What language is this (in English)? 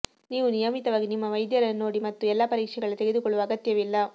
Kannada